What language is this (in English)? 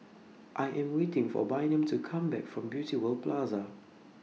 English